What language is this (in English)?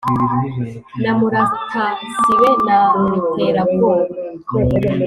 Kinyarwanda